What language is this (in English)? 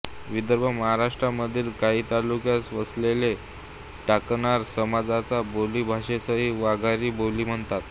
Marathi